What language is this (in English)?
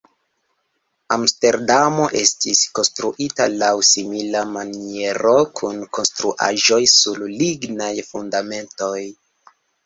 Esperanto